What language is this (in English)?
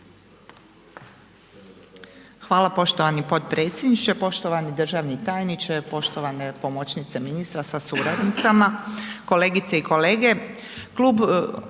Croatian